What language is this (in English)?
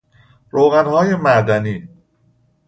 Persian